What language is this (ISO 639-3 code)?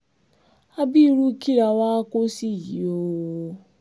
yor